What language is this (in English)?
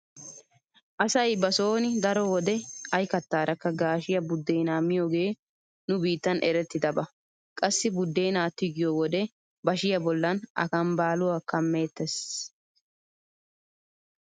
Wolaytta